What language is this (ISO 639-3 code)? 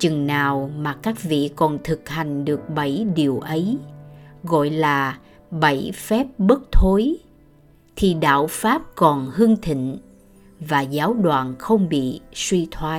vie